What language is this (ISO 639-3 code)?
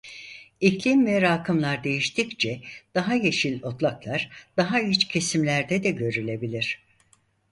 tur